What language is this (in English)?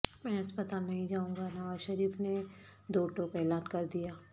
Urdu